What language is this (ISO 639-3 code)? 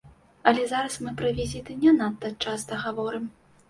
bel